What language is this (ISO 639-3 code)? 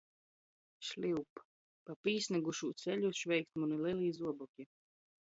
ltg